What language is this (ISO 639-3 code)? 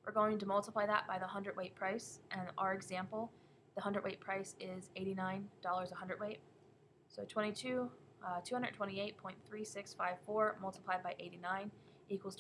eng